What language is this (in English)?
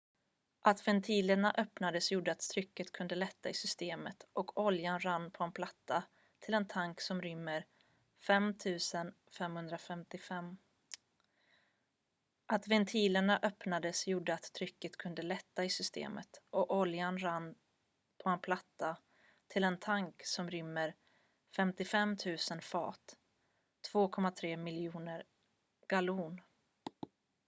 Swedish